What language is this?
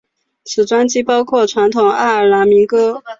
Chinese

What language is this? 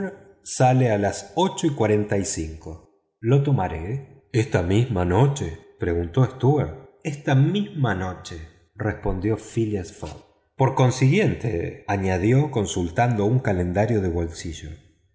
Spanish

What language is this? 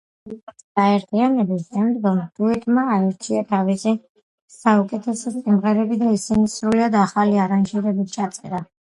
Georgian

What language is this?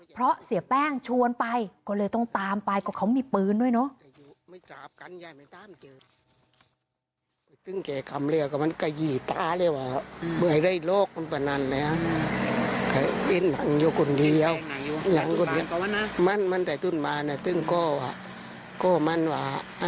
Thai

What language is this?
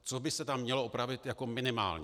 Czech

